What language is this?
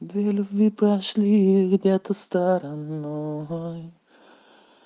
Russian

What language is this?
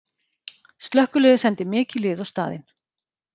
Icelandic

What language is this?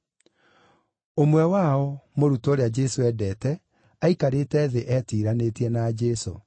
Kikuyu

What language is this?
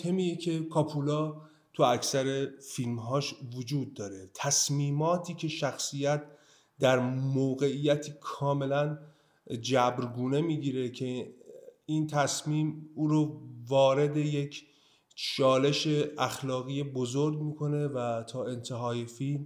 Persian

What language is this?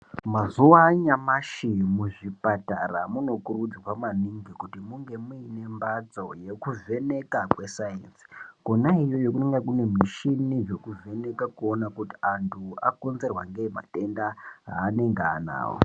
Ndau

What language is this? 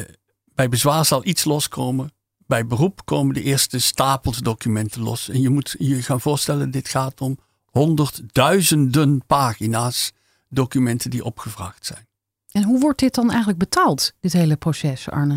Dutch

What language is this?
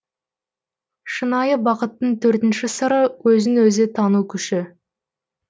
Kazakh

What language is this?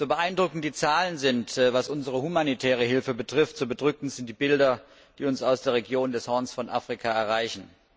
German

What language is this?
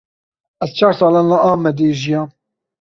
Kurdish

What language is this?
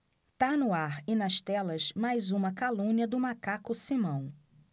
Portuguese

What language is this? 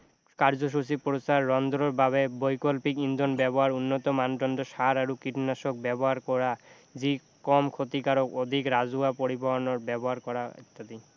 Assamese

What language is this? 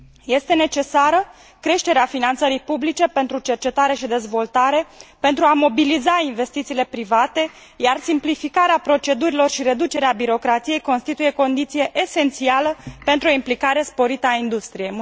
Romanian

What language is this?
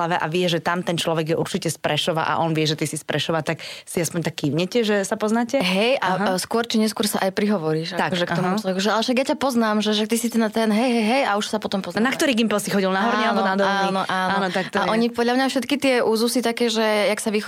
Slovak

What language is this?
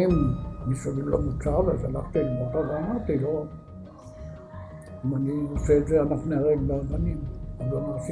Hebrew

